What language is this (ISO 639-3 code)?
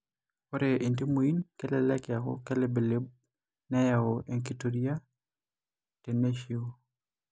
mas